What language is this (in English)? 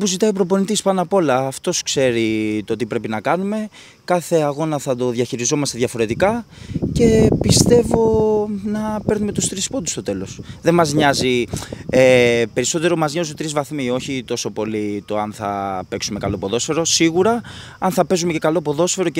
Greek